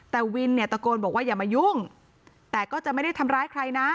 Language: Thai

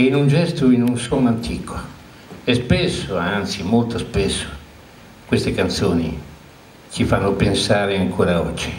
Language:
Italian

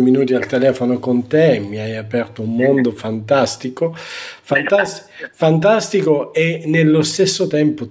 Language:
Italian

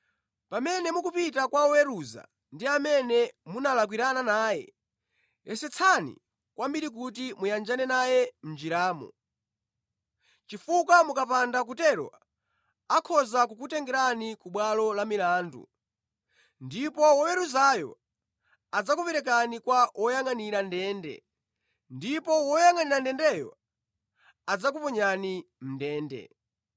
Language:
Nyanja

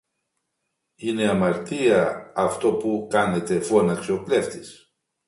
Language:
Greek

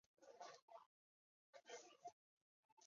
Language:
Chinese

